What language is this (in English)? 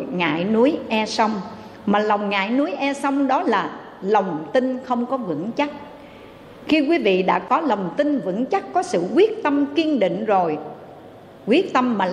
Vietnamese